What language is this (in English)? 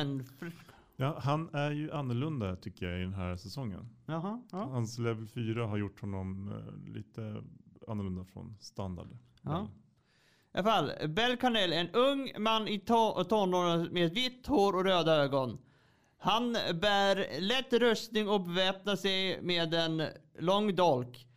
Swedish